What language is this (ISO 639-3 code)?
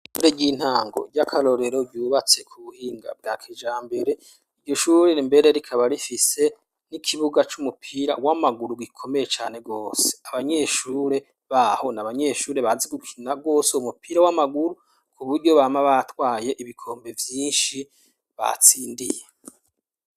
run